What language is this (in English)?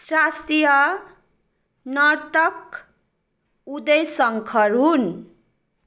Nepali